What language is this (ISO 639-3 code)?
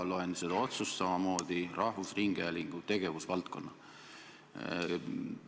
est